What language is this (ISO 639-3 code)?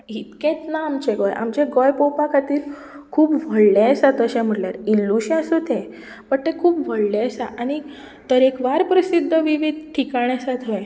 kok